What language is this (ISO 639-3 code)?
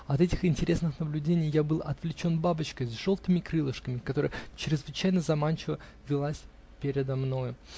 rus